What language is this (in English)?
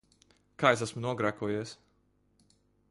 Latvian